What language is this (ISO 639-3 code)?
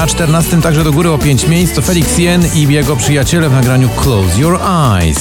pol